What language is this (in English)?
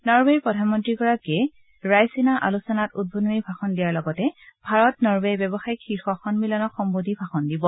Assamese